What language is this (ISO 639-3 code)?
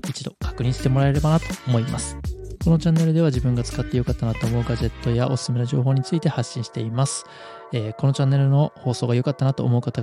jpn